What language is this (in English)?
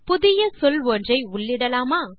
Tamil